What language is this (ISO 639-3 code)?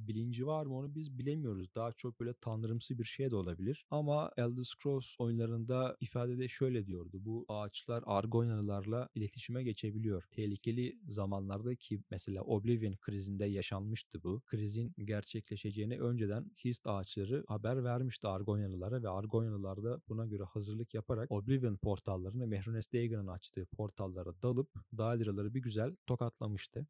tur